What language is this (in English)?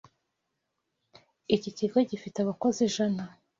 Kinyarwanda